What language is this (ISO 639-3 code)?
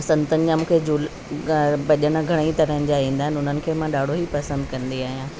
snd